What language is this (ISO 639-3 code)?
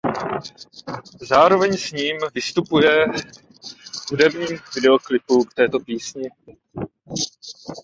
ces